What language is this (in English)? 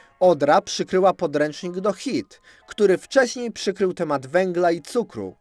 Polish